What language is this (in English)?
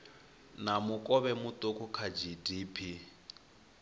Venda